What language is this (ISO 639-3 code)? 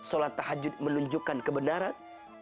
ind